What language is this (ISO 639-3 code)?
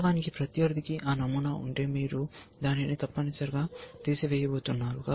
tel